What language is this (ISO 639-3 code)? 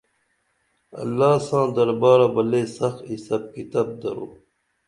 dml